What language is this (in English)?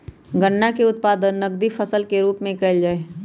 Magahi